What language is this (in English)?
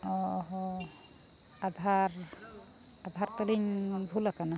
Santali